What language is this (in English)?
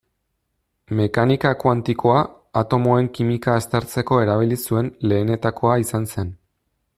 Basque